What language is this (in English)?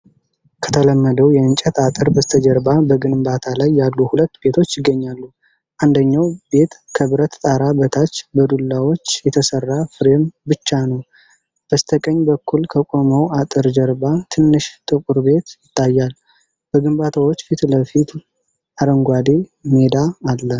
Amharic